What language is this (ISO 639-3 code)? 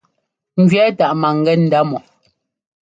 jgo